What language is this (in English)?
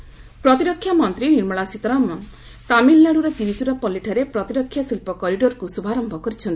Odia